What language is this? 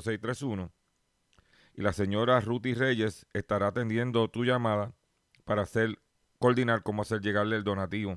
Spanish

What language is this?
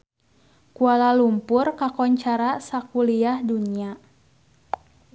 Sundanese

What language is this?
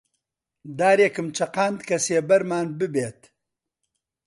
Central Kurdish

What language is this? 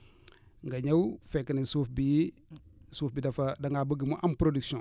Wolof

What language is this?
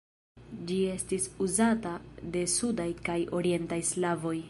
Esperanto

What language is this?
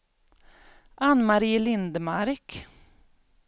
Swedish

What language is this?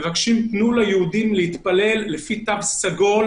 Hebrew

